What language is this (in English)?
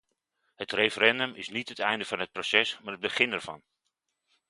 Dutch